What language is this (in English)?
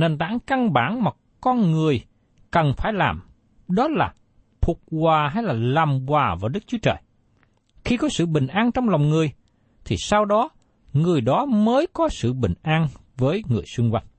Vietnamese